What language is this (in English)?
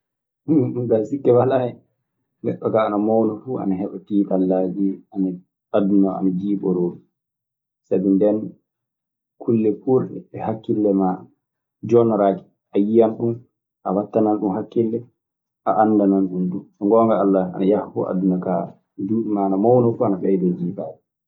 Maasina Fulfulde